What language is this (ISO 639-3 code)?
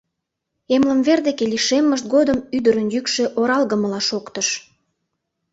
chm